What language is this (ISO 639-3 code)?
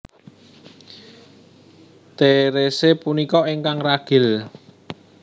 jav